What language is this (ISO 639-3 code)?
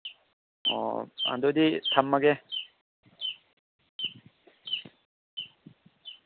mni